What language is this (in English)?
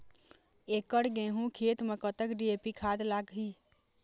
Chhattisgarhi